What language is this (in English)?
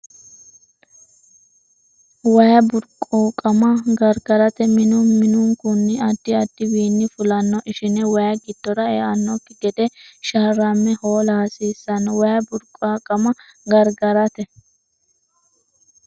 Sidamo